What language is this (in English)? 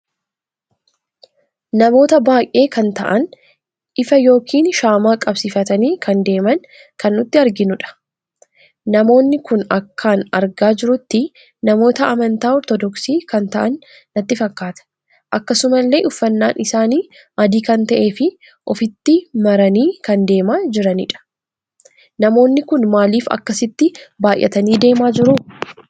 Oromo